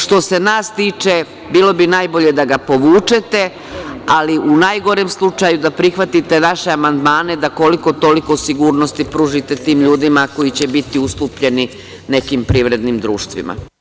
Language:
Serbian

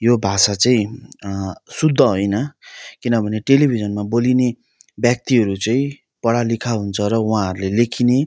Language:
Nepali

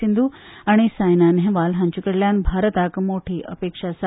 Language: Konkani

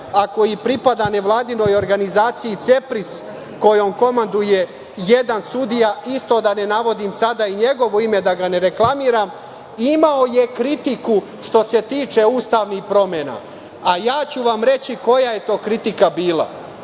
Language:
Serbian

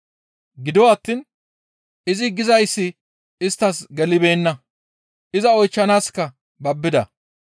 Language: Gamo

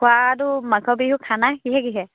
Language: Assamese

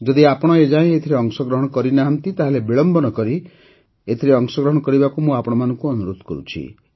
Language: Odia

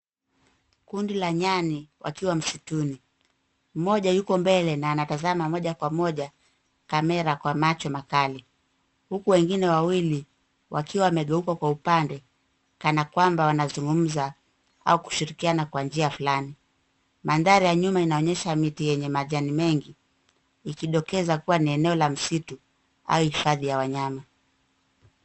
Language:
Swahili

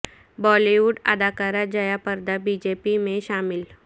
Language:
Urdu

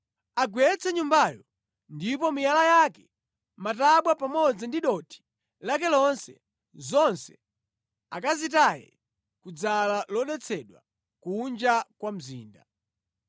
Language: Nyanja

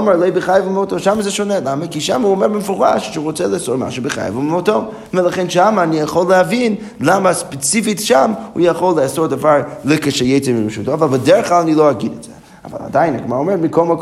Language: Hebrew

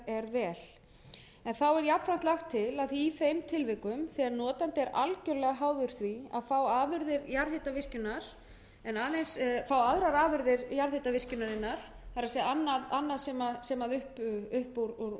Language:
Icelandic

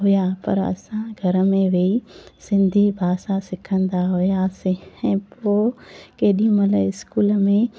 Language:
Sindhi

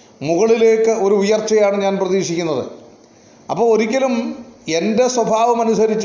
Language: Malayalam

